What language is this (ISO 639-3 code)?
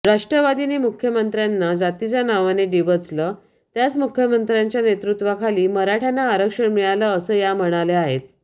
mar